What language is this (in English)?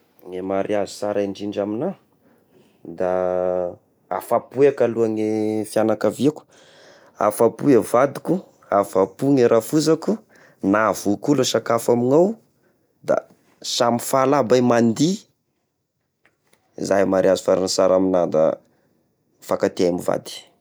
Tesaka Malagasy